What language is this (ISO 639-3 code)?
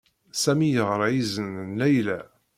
kab